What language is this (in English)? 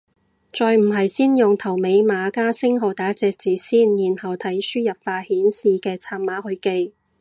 Cantonese